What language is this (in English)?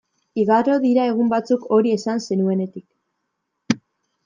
Basque